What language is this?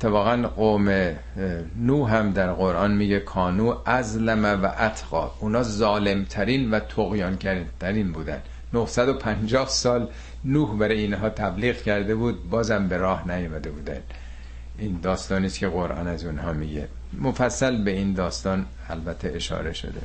Persian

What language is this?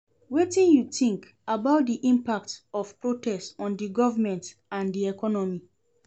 Nigerian Pidgin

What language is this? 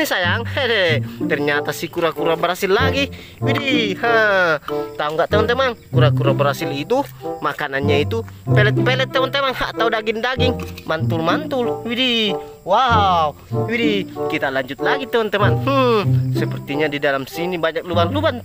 Indonesian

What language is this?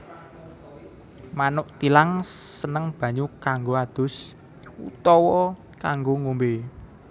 Javanese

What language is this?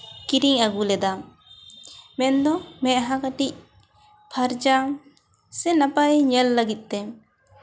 Santali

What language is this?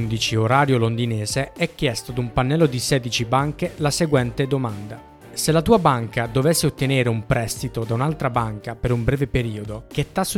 Italian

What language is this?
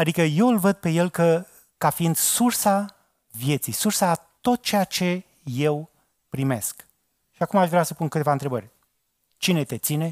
Romanian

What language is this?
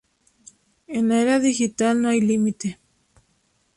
Spanish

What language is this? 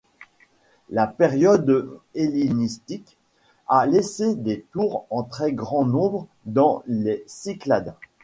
French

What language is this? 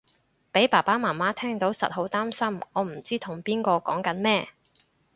Cantonese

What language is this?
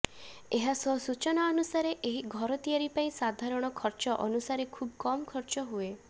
Odia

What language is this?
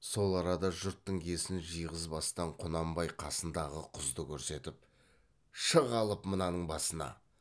Kazakh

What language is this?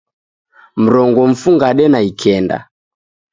Taita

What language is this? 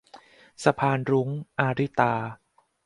Thai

